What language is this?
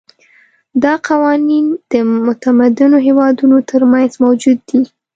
Pashto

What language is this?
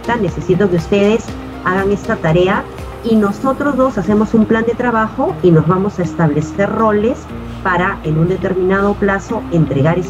Spanish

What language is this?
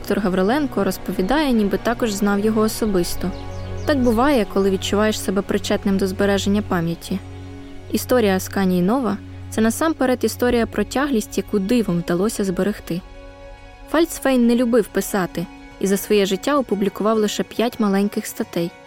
Ukrainian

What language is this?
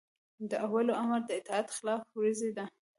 Pashto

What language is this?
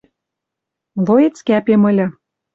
Western Mari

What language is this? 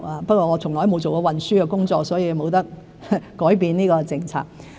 Cantonese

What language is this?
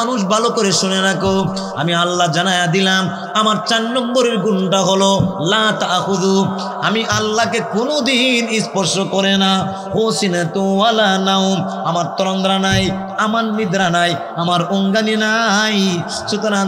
Arabic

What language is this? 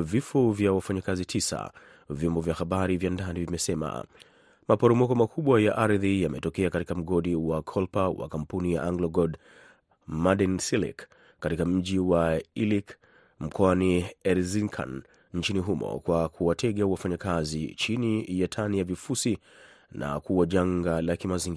Swahili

